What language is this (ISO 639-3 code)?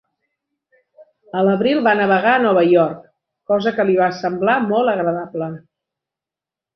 cat